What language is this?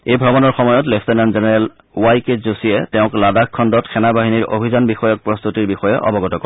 Assamese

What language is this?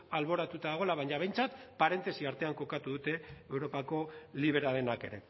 Basque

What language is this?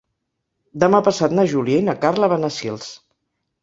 Catalan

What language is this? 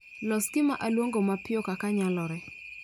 Luo (Kenya and Tanzania)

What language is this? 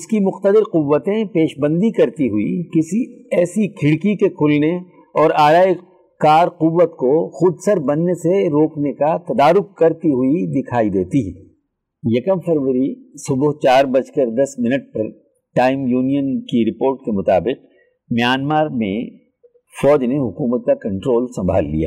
Urdu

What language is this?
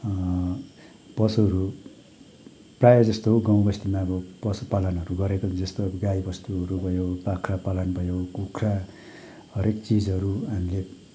Nepali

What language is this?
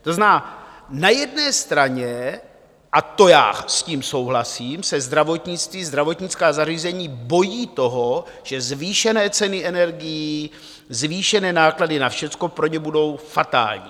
Czech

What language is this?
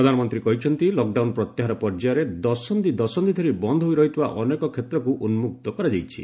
Odia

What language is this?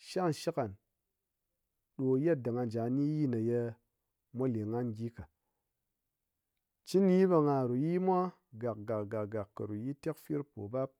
Ngas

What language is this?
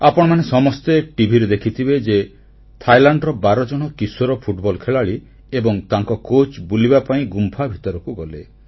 Odia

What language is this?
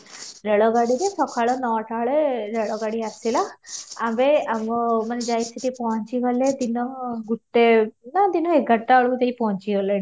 Odia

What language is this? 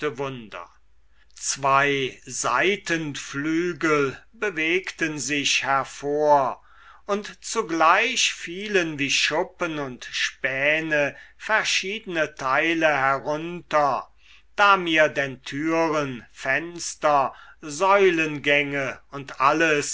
German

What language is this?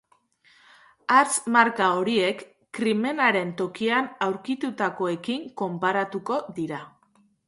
Basque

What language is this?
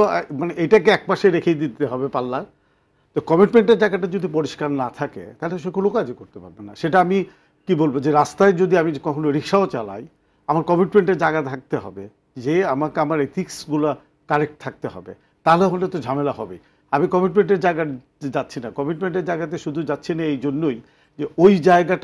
Hindi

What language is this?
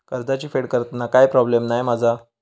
Marathi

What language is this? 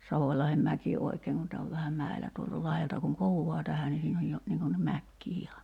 Finnish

